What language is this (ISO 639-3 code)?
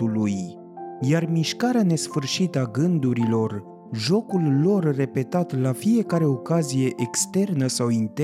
ron